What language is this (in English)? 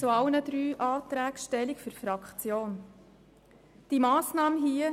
Swiss German